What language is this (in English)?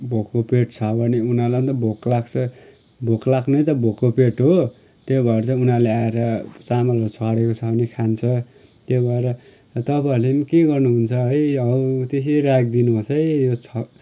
Nepali